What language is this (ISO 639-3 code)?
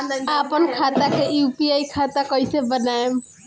bho